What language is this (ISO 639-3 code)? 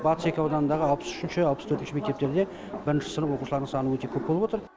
kaz